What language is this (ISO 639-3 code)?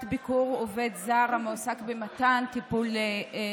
heb